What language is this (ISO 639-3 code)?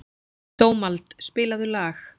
isl